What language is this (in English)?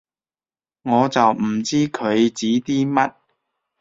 Cantonese